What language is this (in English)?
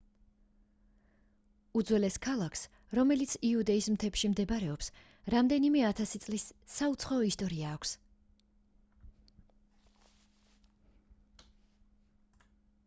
Georgian